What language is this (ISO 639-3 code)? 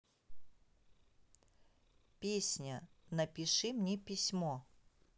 rus